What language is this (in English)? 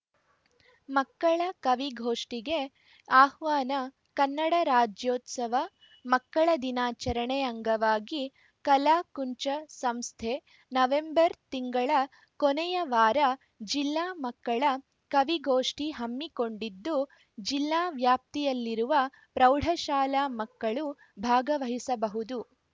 Kannada